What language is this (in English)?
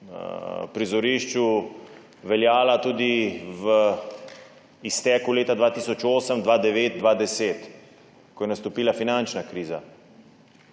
Slovenian